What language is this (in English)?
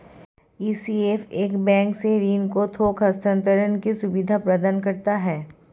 Hindi